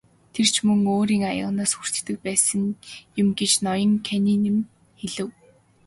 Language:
Mongolian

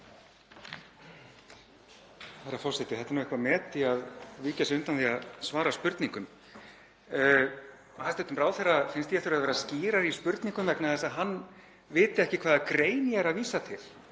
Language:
Icelandic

